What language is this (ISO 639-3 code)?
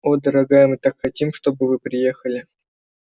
rus